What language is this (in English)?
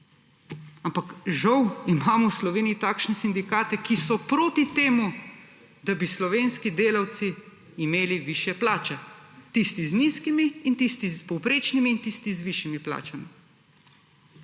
Slovenian